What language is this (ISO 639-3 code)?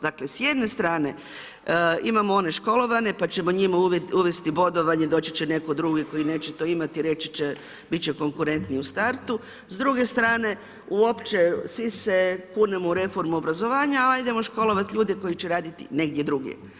hrv